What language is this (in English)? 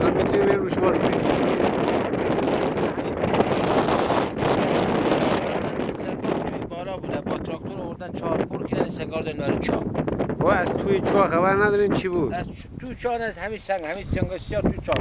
Turkish